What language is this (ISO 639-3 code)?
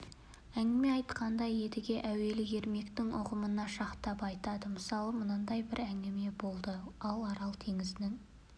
kaz